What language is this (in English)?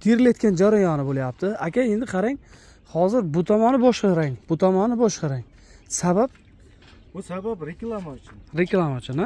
Turkish